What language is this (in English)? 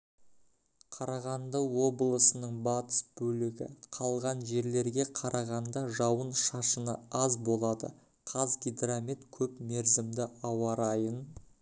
Kazakh